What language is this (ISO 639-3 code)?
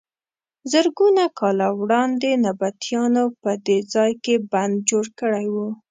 pus